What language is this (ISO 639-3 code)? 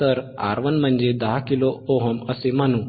mar